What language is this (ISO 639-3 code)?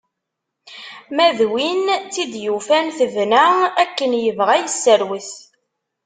kab